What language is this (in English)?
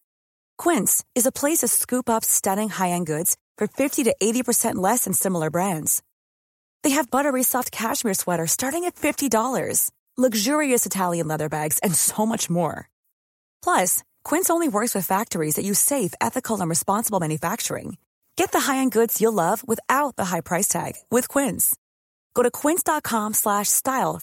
Filipino